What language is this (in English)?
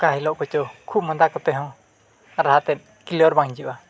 Santali